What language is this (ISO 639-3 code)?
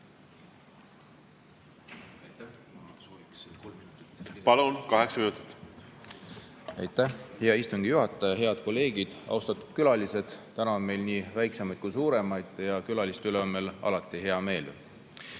est